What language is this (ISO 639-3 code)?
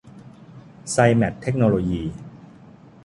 tha